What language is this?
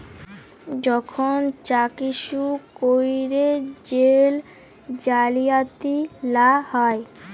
Bangla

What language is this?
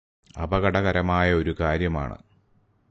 Malayalam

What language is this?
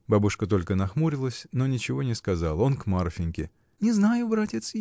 Russian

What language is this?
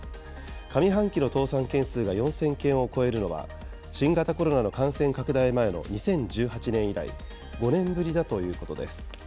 Japanese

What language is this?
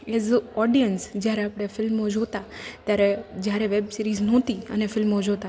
Gujarati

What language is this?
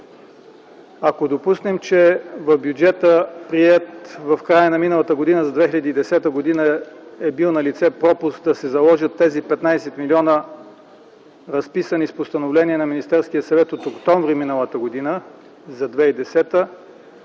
Bulgarian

